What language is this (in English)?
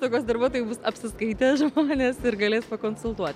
Lithuanian